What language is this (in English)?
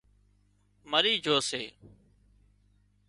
Wadiyara Koli